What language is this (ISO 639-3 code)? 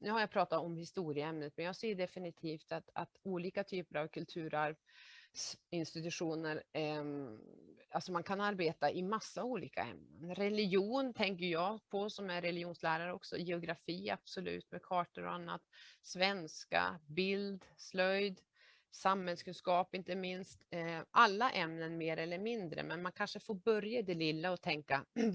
swe